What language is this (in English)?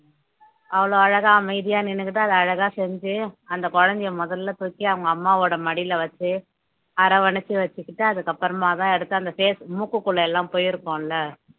Tamil